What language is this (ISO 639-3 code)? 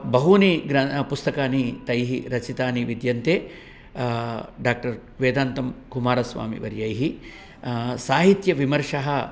san